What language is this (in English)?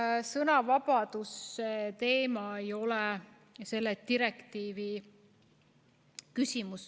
Estonian